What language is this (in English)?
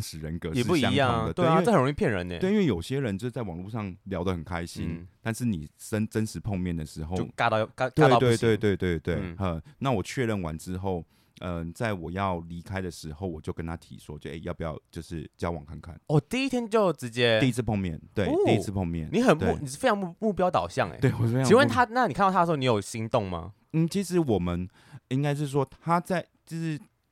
Chinese